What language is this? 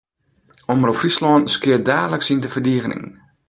Western Frisian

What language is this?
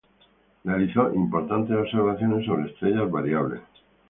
Spanish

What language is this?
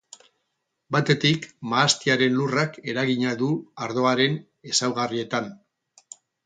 Basque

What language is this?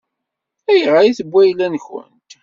Kabyle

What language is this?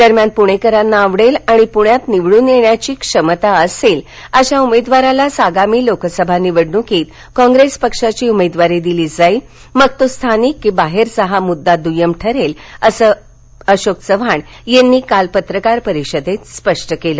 Marathi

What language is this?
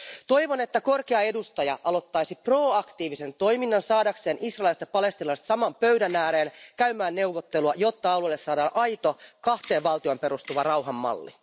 Finnish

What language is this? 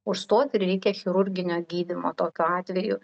Lithuanian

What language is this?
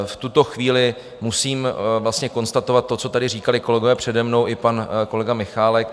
Czech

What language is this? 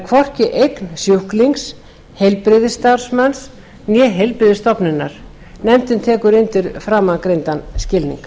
Icelandic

